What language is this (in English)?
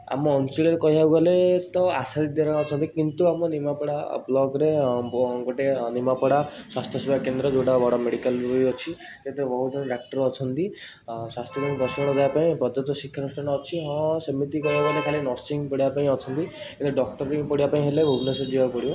Odia